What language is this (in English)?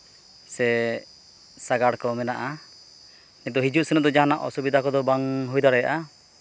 Santali